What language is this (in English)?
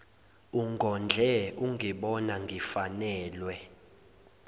Zulu